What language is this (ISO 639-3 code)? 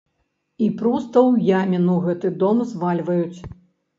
bel